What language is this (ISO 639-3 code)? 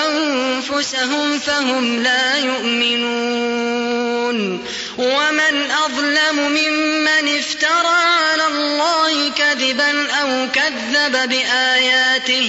ara